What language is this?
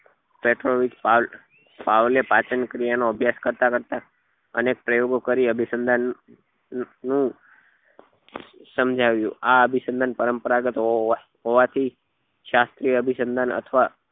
Gujarati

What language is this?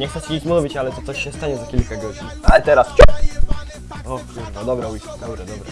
Polish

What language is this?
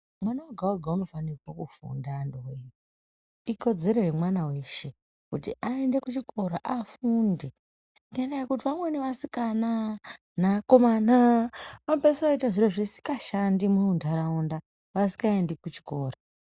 Ndau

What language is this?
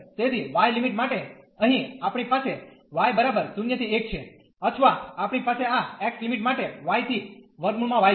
Gujarati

